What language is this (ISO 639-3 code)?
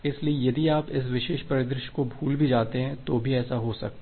hin